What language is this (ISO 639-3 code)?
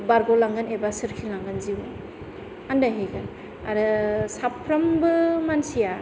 brx